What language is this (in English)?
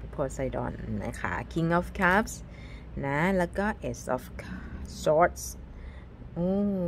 Thai